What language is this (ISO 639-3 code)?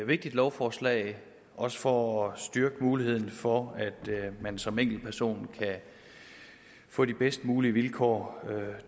dan